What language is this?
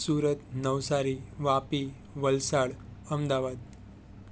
Gujarati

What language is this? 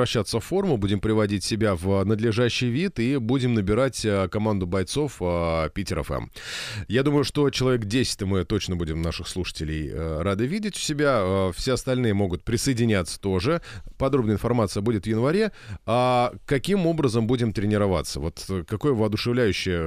Russian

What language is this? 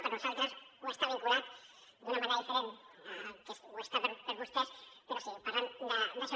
Catalan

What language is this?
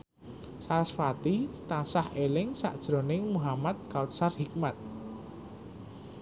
Javanese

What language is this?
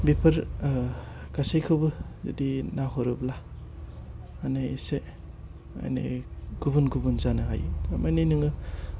Bodo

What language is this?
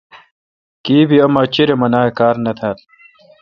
Kalkoti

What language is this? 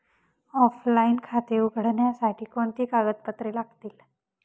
Marathi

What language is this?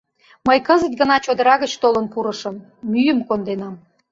Mari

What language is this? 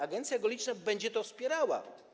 Polish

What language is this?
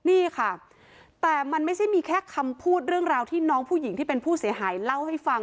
Thai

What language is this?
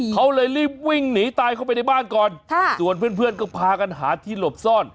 Thai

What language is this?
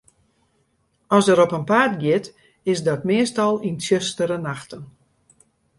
Western Frisian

